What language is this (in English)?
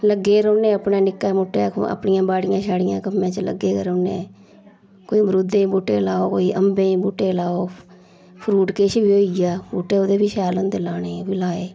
Dogri